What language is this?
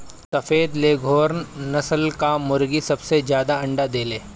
Bhojpuri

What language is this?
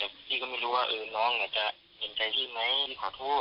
Thai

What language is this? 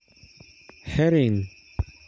Luo (Kenya and Tanzania)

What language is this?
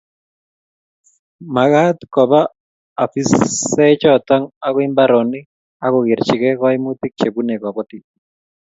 Kalenjin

